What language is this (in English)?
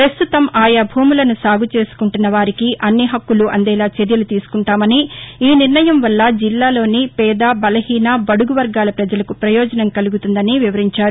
Telugu